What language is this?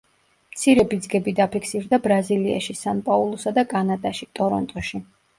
Georgian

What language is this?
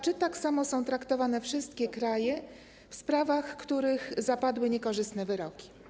Polish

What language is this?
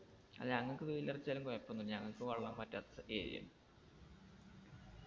Malayalam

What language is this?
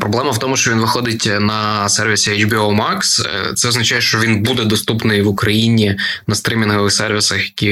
Ukrainian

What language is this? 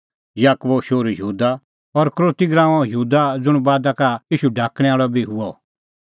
Kullu Pahari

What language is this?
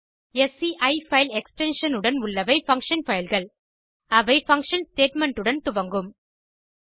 Tamil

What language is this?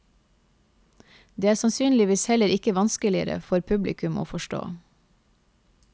Norwegian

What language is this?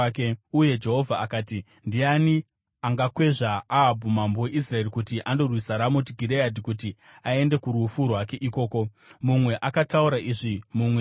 Shona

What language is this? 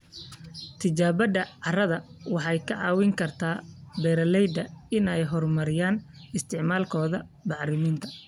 Somali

